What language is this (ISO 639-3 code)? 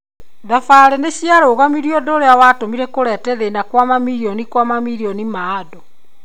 kik